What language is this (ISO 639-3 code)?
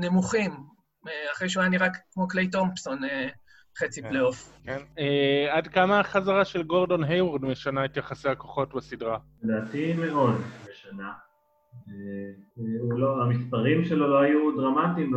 heb